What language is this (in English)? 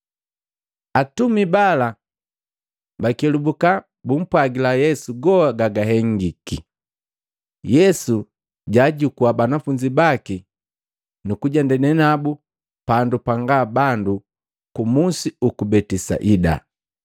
Matengo